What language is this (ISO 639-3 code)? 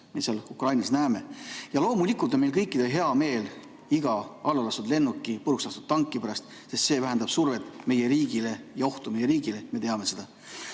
est